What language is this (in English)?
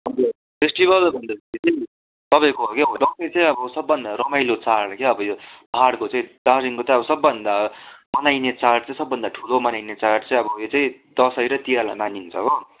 Nepali